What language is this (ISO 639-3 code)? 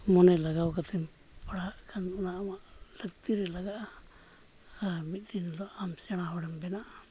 sat